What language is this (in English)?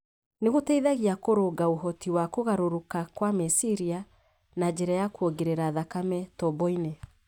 Kikuyu